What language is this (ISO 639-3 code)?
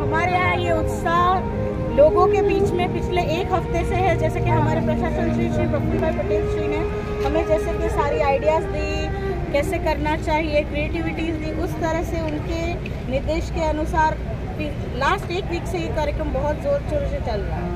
hin